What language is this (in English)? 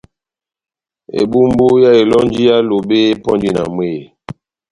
Batanga